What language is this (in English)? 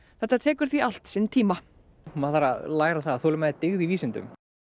Icelandic